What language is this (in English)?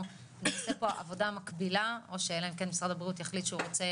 Hebrew